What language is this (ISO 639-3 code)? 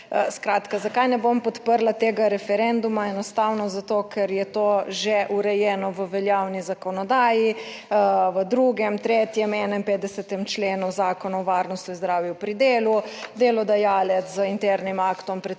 slv